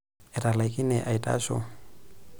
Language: Masai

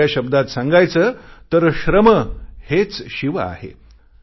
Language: Marathi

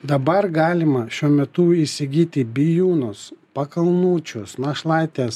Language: Lithuanian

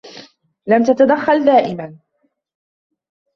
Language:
Arabic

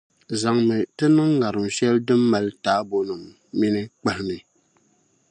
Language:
Dagbani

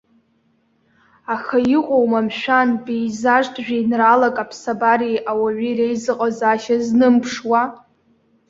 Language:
Abkhazian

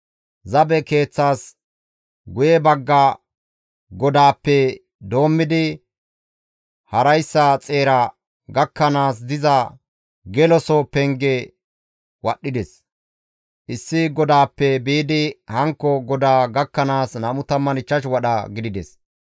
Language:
Gamo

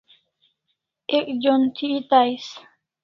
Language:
Kalasha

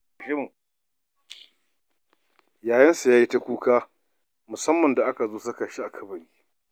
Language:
Hausa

